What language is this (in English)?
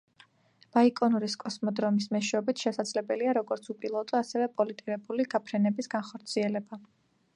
Georgian